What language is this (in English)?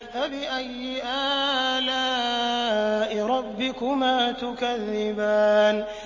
Arabic